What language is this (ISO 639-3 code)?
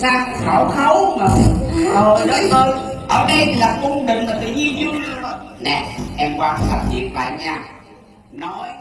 vie